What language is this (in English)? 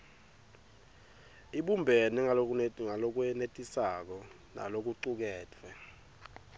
Swati